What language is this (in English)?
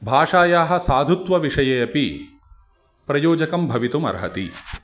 Sanskrit